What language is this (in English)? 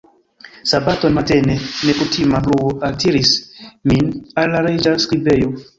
Esperanto